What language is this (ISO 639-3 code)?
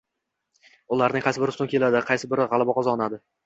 uzb